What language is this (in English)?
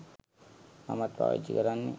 Sinhala